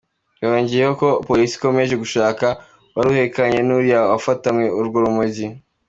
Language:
Kinyarwanda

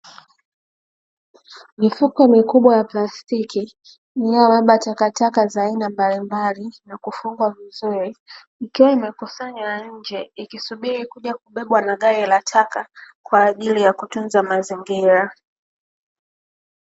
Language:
Swahili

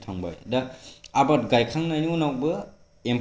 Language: Bodo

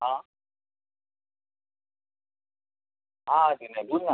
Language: Marathi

